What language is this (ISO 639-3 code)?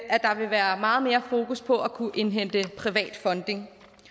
dan